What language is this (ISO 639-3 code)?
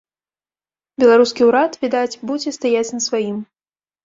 bel